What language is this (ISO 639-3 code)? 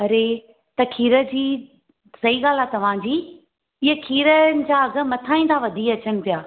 snd